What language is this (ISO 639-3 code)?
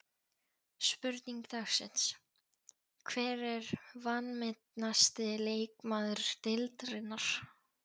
isl